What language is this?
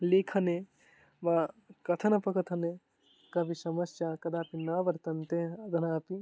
Sanskrit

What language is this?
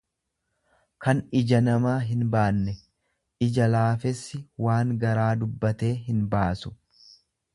Oromo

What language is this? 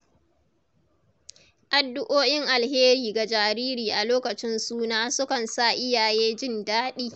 Hausa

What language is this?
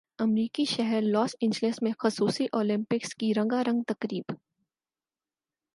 Urdu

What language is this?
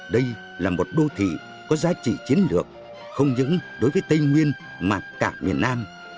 Vietnamese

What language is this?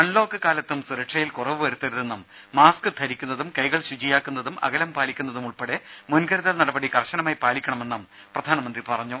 Malayalam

